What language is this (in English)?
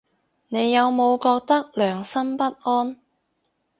Cantonese